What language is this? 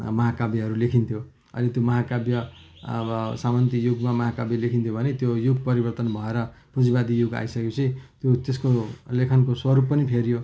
Nepali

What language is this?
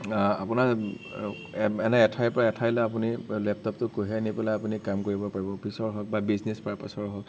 Assamese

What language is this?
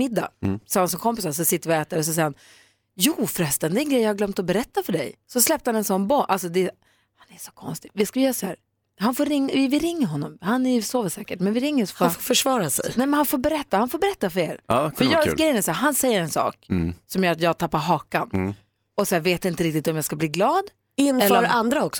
Swedish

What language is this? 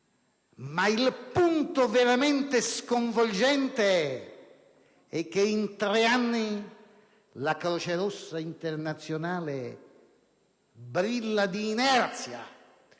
Italian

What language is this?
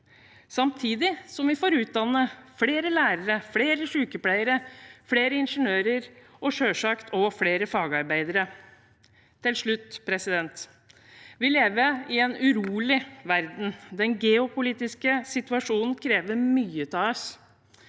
Norwegian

